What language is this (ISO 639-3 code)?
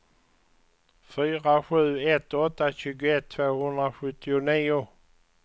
swe